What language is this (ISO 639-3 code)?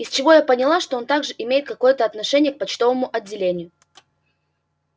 rus